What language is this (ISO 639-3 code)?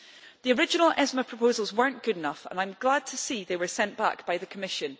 eng